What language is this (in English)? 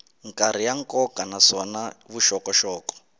Tsonga